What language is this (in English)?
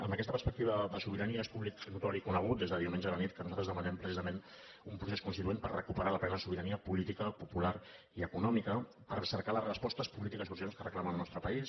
Catalan